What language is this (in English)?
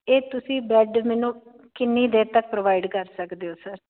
Punjabi